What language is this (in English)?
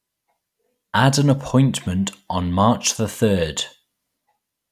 English